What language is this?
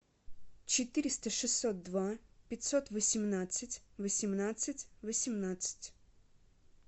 Russian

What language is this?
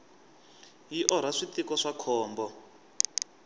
Tsonga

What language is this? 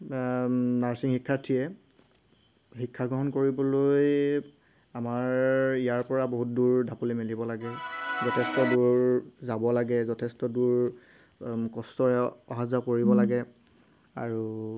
Assamese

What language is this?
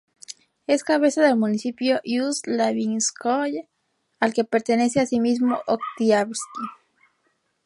Spanish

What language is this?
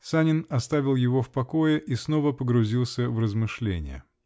Russian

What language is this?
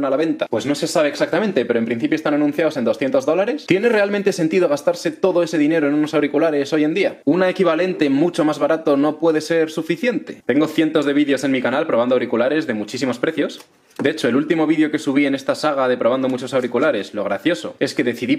Spanish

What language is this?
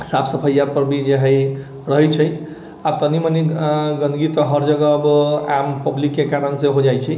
Maithili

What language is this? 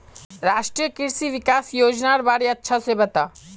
Magahi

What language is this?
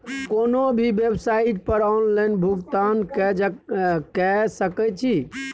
Maithili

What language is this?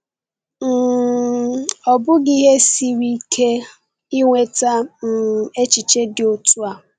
Igbo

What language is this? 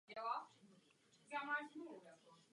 Czech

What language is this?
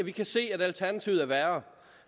Danish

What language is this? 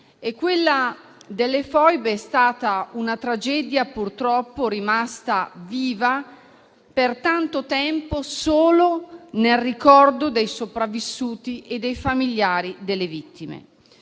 Italian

